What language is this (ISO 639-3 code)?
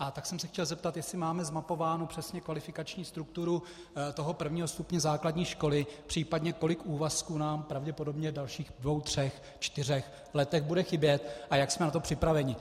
ces